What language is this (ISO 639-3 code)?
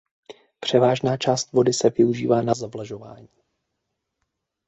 ces